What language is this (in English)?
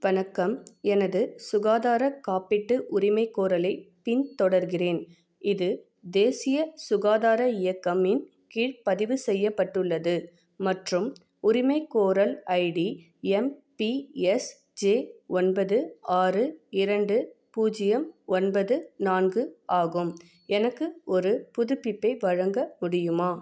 Tamil